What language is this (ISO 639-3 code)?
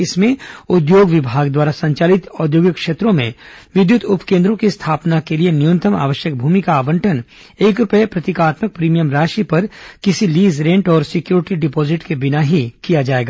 hin